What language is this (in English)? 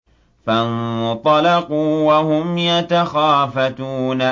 Arabic